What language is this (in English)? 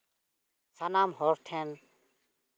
Santali